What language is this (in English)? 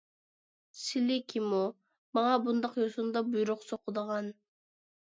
Uyghur